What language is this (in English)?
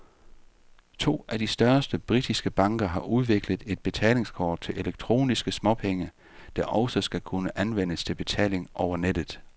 Danish